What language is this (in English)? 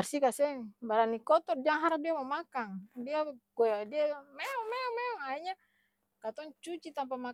Ambonese Malay